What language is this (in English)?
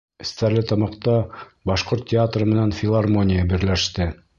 Bashkir